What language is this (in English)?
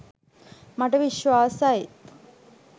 Sinhala